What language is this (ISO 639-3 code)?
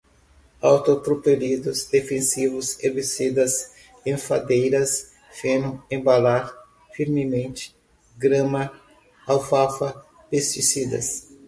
por